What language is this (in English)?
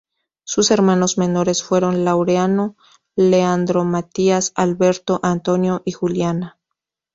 Spanish